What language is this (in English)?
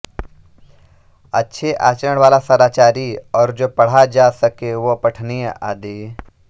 Hindi